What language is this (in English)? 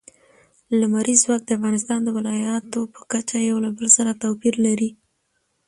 Pashto